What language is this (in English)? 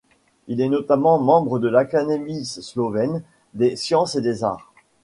French